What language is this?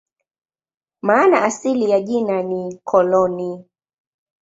Swahili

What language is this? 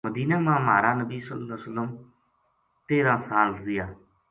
Gujari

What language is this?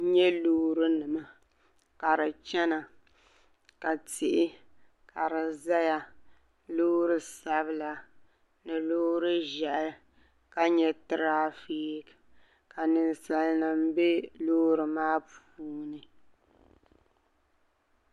Dagbani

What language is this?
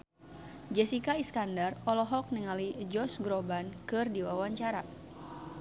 Sundanese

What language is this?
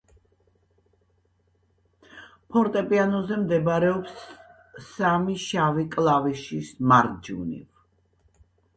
Georgian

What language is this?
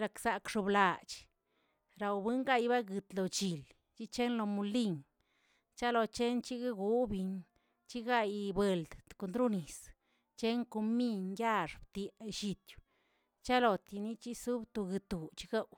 Tilquiapan Zapotec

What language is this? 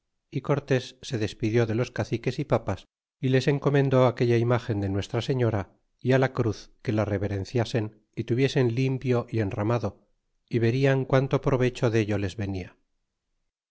Spanish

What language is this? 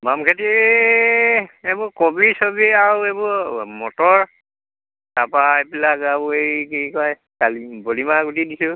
Assamese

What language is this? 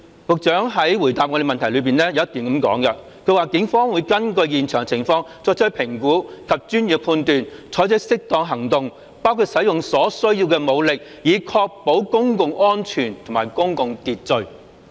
Cantonese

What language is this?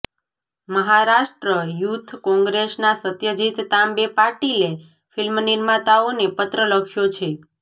Gujarati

